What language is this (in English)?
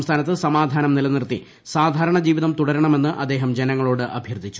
Malayalam